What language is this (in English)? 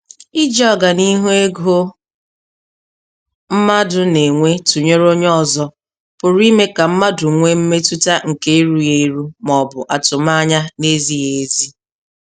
Igbo